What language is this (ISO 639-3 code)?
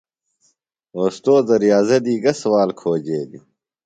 phl